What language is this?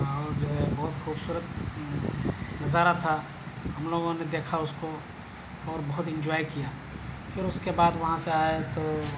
Urdu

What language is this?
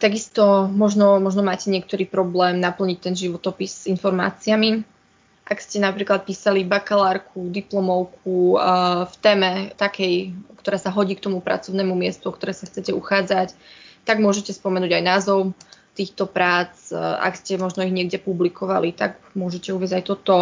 Slovak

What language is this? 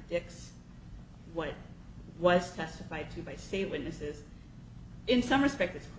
English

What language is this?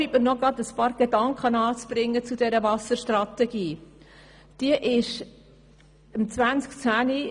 Swiss German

